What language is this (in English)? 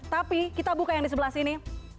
Indonesian